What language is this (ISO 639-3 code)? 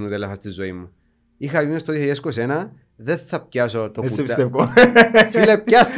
ell